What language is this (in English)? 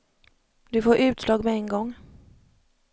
Swedish